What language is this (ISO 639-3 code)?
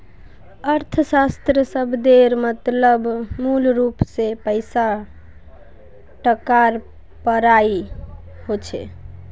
mag